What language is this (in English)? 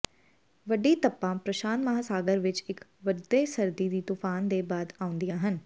Punjabi